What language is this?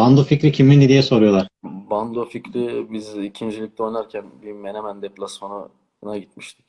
Turkish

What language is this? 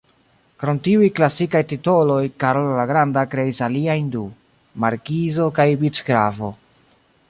Esperanto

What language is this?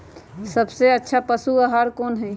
Magahi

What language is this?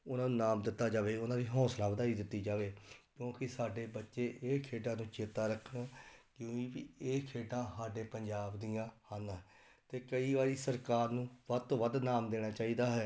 Punjabi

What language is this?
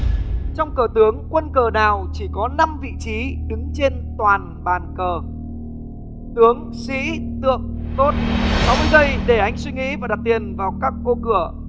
Vietnamese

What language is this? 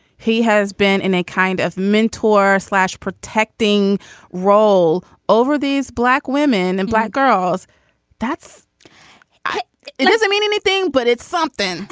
English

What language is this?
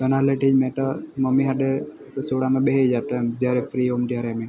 Gujarati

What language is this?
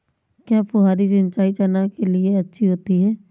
Hindi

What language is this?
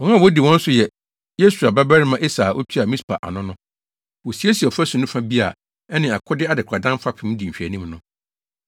Akan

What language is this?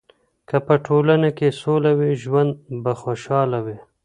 Pashto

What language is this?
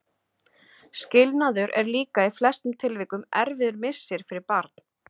Icelandic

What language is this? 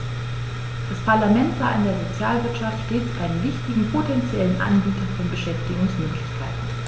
German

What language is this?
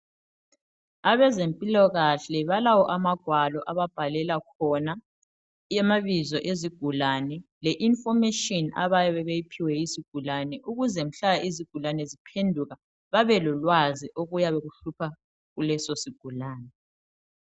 North Ndebele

